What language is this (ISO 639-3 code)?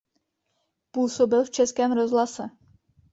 ces